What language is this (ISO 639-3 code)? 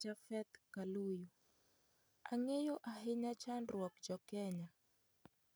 luo